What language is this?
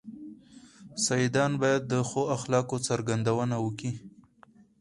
Pashto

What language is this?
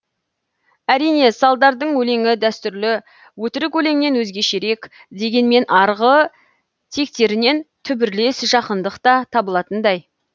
Kazakh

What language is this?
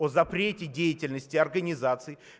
Russian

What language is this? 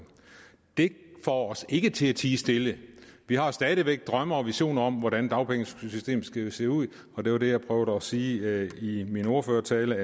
Danish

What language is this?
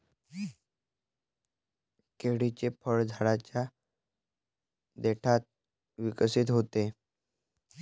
Marathi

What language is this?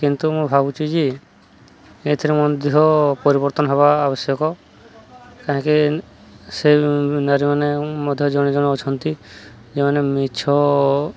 Odia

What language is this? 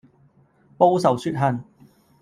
Cantonese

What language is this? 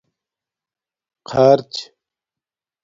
Domaaki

